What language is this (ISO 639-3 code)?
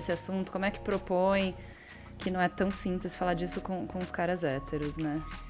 por